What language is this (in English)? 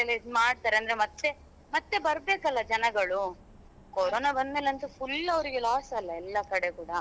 Kannada